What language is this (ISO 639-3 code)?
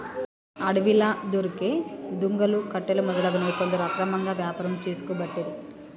tel